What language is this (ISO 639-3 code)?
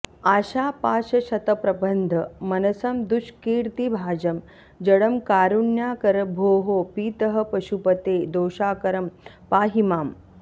san